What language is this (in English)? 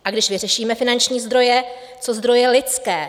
Czech